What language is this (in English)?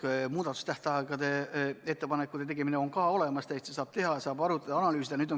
Estonian